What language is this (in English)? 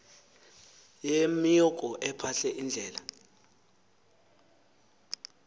Xhosa